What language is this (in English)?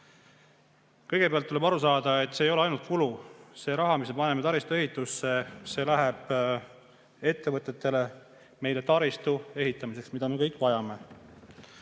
Estonian